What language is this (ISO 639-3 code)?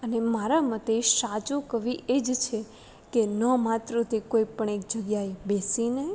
guj